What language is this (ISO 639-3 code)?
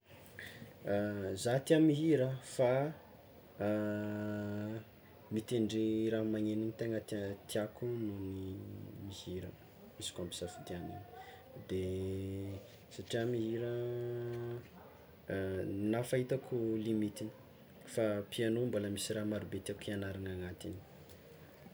xmw